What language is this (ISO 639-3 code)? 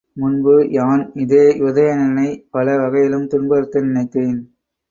tam